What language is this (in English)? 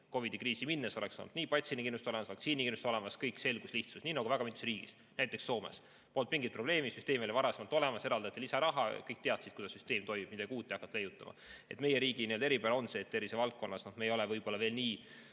Estonian